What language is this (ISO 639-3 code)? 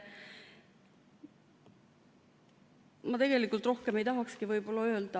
est